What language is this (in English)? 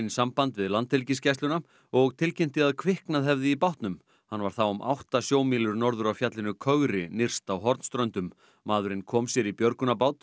Icelandic